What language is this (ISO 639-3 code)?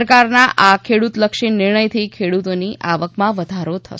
guj